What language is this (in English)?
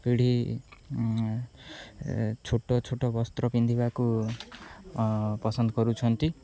Odia